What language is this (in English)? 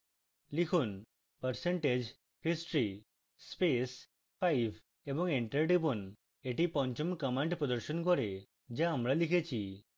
Bangla